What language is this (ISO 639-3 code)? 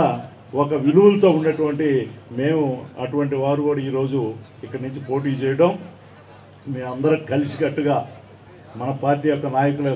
tel